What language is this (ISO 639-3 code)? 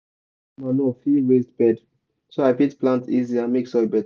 pcm